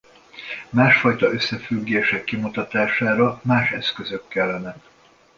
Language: Hungarian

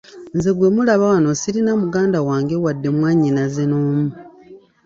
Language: Ganda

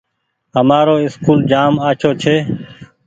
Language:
Goaria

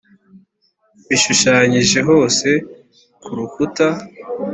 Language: Kinyarwanda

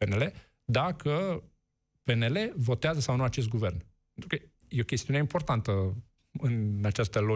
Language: Romanian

